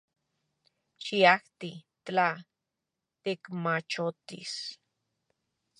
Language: Central Puebla Nahuatl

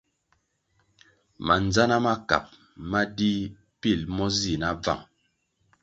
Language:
Kwasio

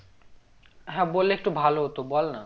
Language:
Bangla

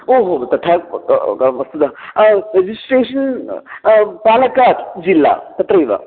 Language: Sanskrit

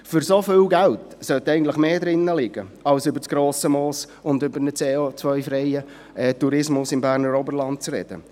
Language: Swiss German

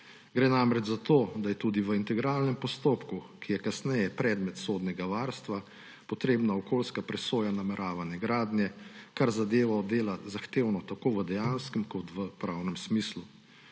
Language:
Slovenian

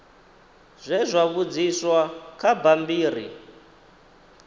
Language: Venda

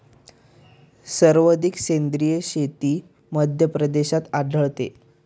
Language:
Marathi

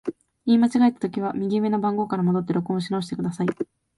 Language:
Japanese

